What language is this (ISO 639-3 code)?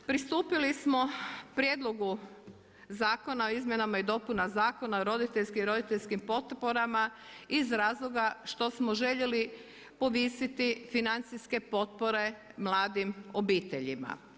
hrv